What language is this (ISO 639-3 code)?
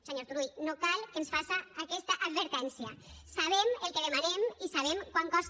cat